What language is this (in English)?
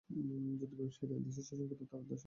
Bangla